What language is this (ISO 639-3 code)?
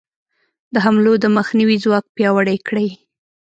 pus